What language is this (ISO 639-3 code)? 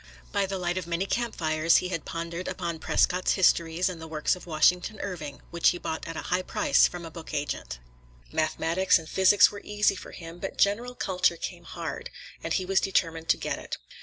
eng